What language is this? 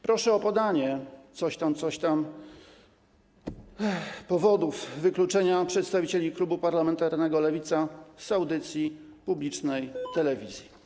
Polish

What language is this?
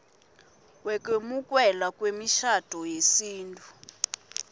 Swati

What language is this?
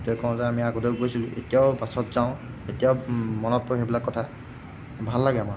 Assamese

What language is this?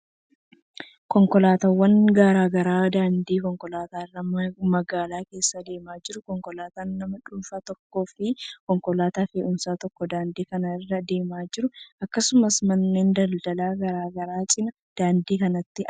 Oromo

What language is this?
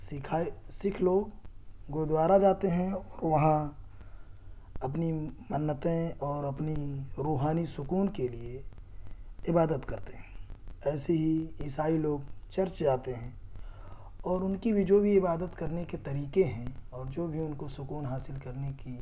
Urdu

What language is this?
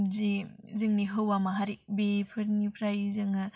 Bodo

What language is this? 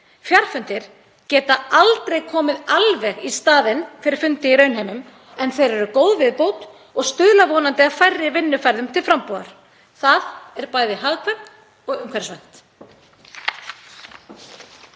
Icelandic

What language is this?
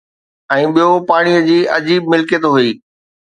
Sindhi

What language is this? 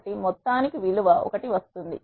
Telugu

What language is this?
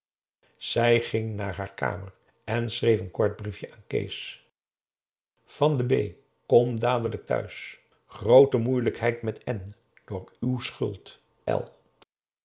Dutch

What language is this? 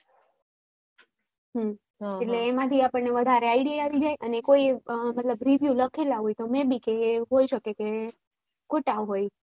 Gujarati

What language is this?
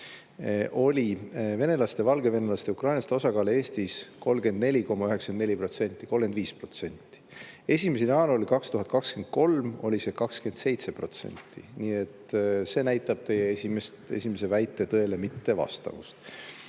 Estonian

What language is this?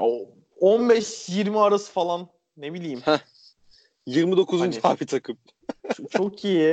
Turkish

